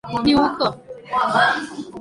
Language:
Chinese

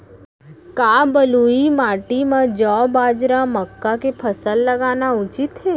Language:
Chhattisgarhi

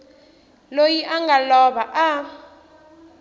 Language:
Tsonga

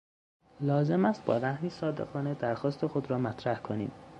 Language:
Persian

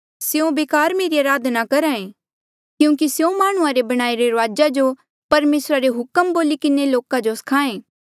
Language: Mandeali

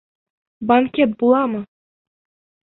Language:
Bashkir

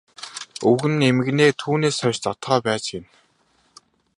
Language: Mongolian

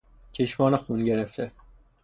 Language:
Persian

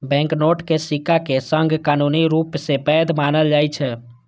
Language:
Maithili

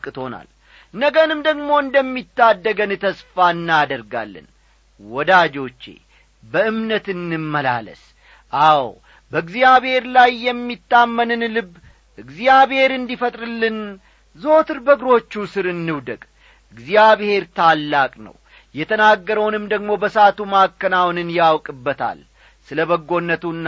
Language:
Amharic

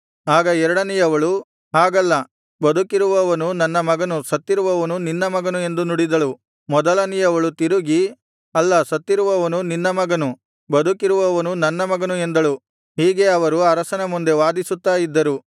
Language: Kannada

